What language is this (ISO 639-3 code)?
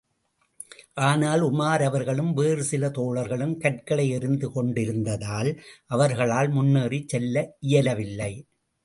tam